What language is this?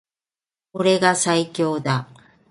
Japanese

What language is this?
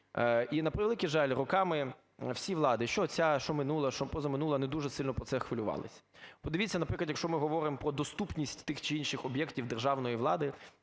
Ukrainian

